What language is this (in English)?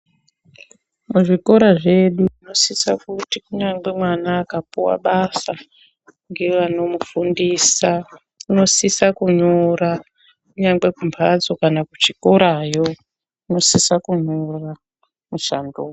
Ndau